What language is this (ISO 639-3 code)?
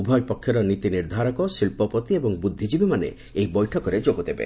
ori